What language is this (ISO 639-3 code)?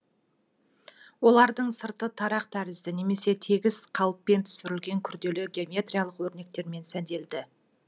kaz